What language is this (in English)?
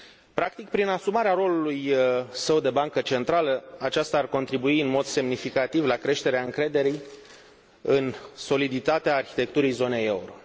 Romanian